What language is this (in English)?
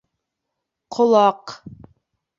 Bashkir